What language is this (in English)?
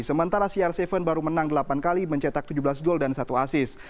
Indonesian